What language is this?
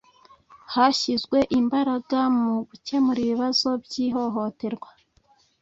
Kinyarwanda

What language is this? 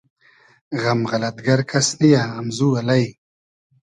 Hazaragi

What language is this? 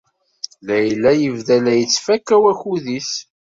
Kabyle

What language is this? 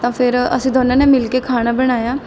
Punjabi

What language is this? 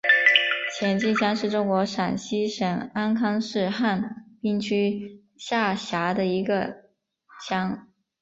Chinese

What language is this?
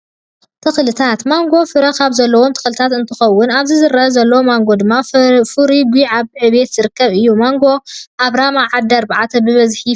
Tigrinya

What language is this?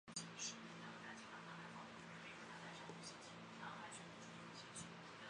Chinese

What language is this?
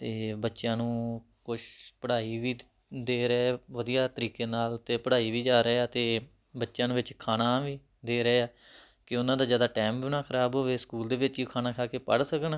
Punjabi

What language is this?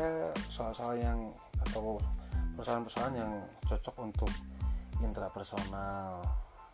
Indonesian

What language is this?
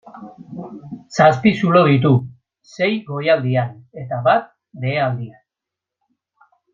Basque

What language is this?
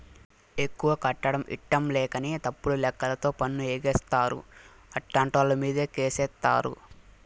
Telugu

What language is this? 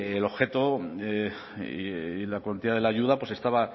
Spanish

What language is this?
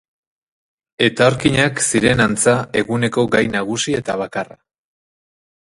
Basque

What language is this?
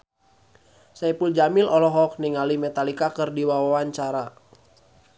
Sundanese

